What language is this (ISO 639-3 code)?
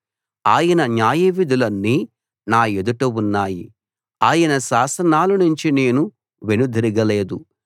tel